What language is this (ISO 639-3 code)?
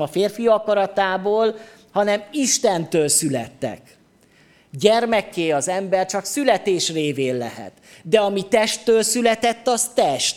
hun